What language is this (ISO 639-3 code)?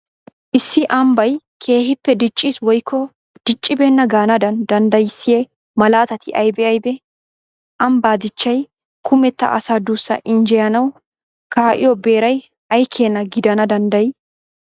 wal